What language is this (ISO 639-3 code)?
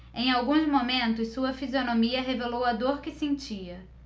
por